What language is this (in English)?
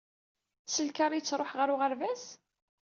Kabyle